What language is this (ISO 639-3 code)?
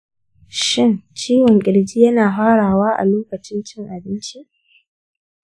hau